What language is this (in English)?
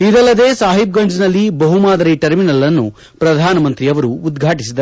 Kannada